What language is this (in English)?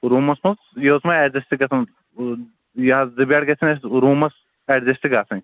Kashmiri